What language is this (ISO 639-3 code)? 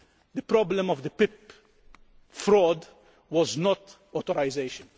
eng